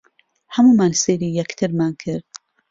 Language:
Central Kurdish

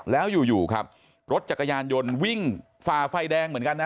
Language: Thai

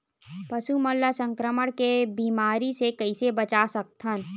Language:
Chhattisgarhi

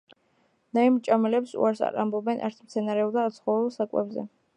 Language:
Georgian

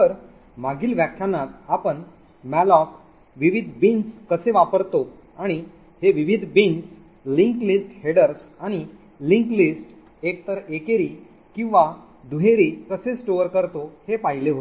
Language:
Marathi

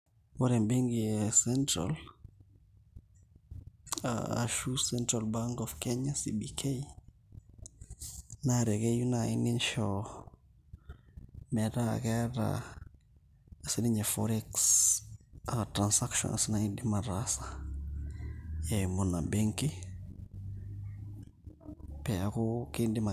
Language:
Masai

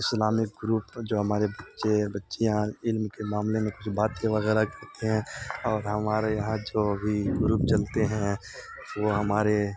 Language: Urdu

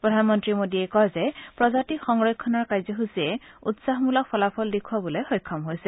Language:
Assamese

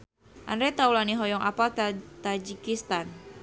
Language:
Sundanese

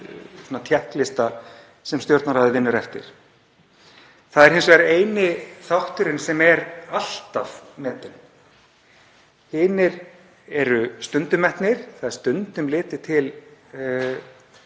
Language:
Icelandic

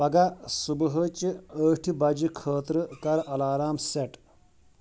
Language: Kashmiri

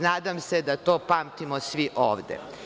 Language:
Serbian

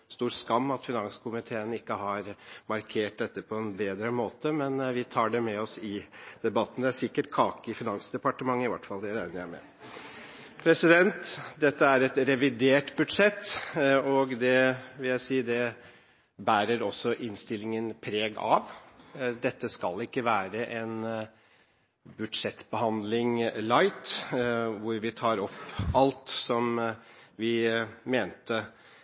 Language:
Norwegian Bokmål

